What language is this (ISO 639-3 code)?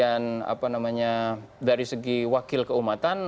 ind